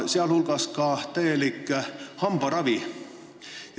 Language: Estonian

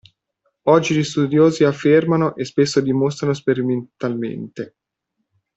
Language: Italian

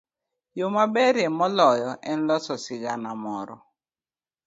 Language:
Luo (Kenya and Tanzania)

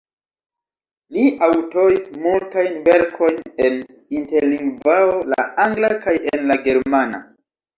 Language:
Esperanto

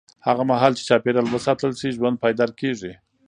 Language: Pashto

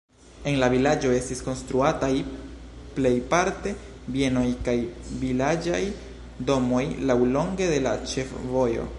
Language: Esperanto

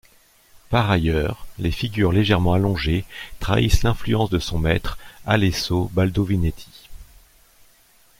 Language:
French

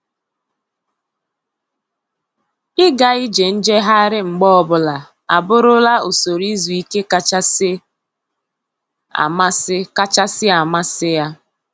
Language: Igbo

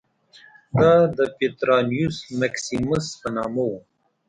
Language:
Pashto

